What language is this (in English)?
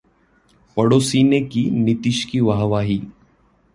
Hindi